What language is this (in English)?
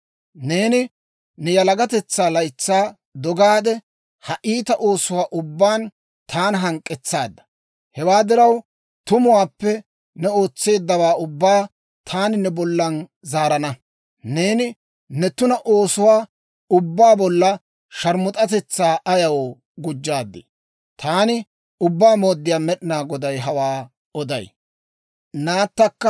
Dawro